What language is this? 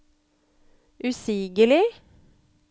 Norwegian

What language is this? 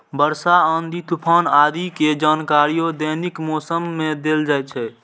Maithili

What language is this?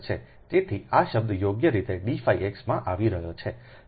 Gujarati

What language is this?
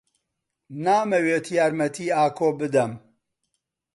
Central Kurdish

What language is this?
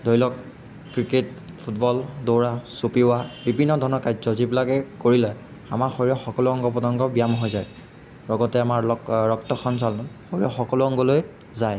Assamese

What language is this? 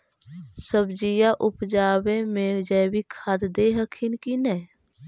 Magahi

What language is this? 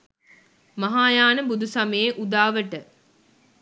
Sinhala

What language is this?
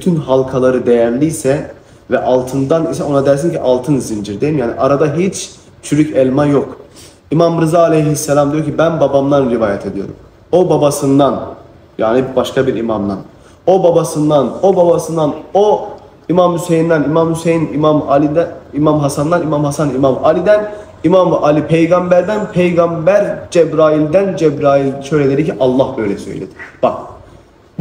Turkish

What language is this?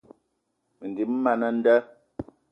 Eton (Cameroon)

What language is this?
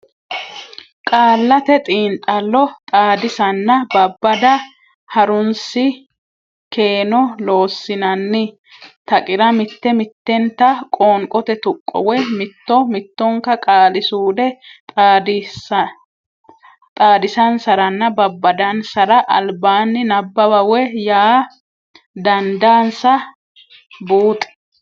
Sidamo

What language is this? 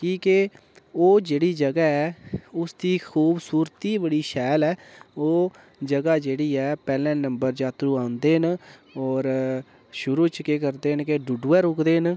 Dogri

